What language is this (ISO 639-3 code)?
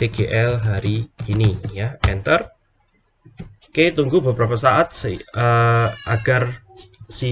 ind